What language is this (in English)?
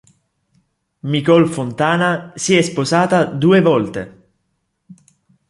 Italian